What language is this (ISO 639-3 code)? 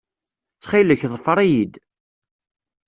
kab